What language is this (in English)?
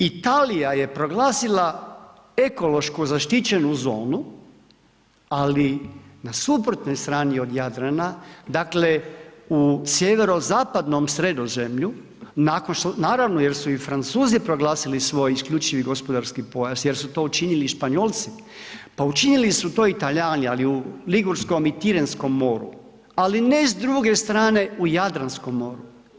Croatian